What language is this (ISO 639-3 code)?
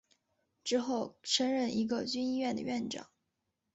zho